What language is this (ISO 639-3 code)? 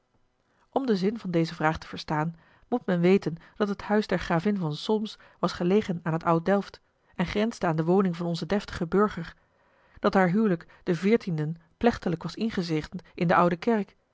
nld